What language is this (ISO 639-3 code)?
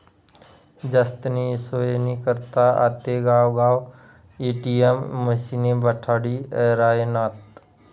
mar